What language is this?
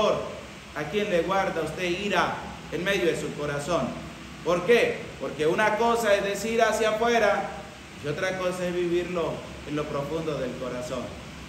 Spanish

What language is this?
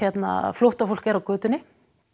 Icelandic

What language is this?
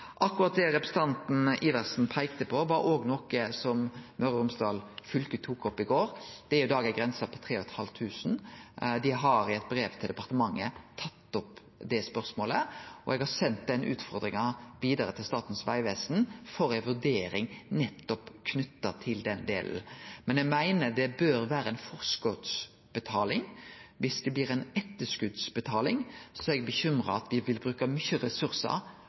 Norwegian Nynorsk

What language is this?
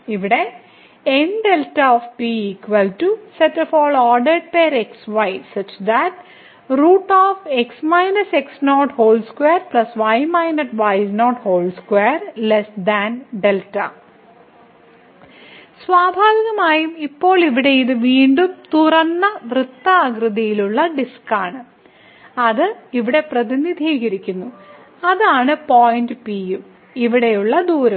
Malayalam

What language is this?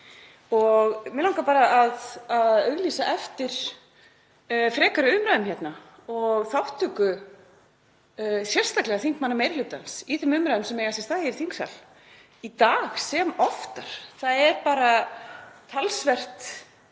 Icelandic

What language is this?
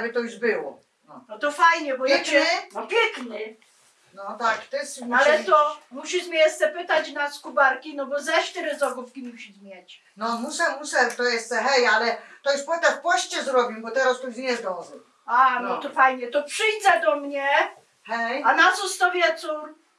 Polish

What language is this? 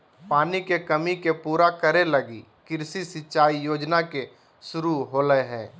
Magahi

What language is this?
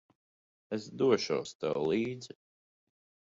Latvian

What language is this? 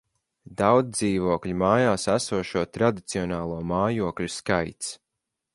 Latvian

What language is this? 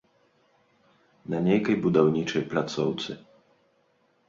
Belarusian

